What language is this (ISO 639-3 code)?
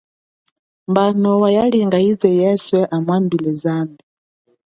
cjk